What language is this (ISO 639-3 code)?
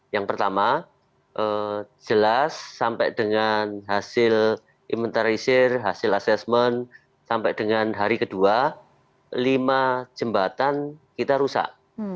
ind